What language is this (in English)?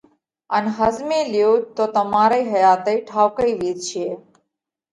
Parkari Koli